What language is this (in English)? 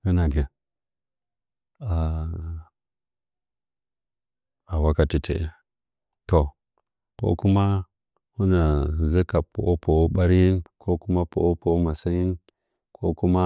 Nzanyi